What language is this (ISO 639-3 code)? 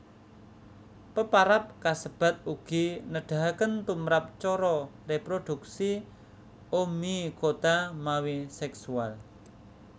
jav